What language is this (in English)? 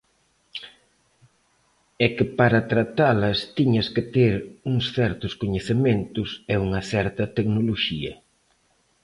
Galician